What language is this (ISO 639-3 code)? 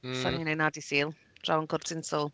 cym